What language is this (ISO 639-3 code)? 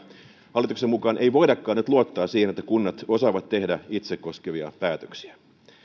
fin